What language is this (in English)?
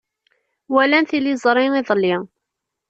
Kabyle